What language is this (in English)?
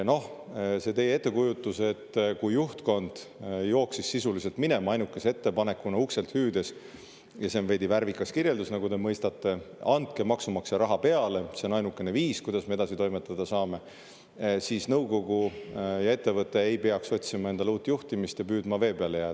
Estonian